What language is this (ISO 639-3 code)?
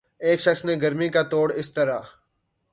urd